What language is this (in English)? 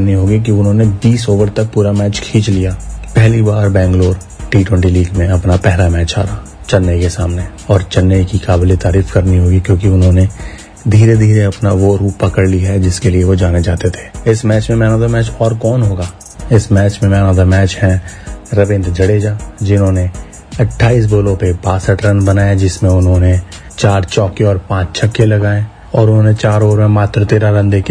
Hindi